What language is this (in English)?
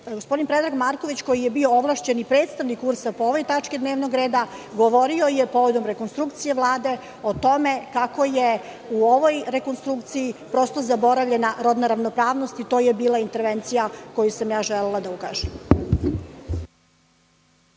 Serbian